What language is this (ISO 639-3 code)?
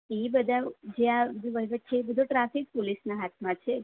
guj